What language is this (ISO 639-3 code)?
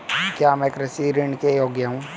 hin